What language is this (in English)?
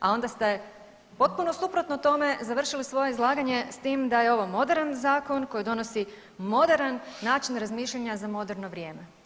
Croatian